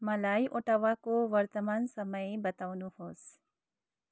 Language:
Nepali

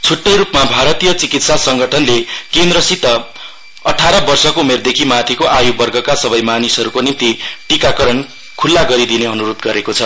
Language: Nepali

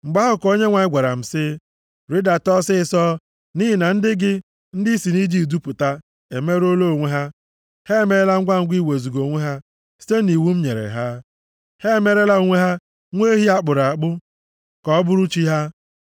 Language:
Igbo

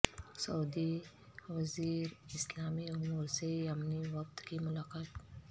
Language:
Urdu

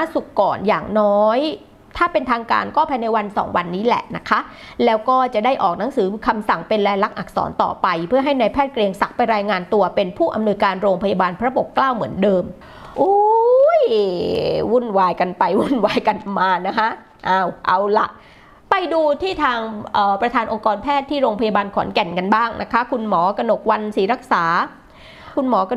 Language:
Thai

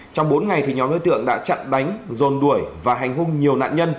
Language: Vietnamese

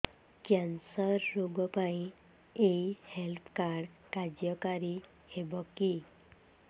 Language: Odia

